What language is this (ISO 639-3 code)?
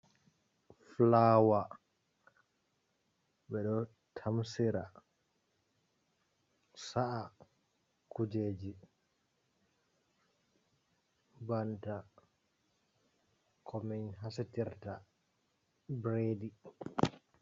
ful